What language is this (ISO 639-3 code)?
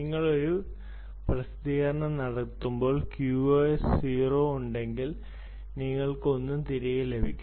mal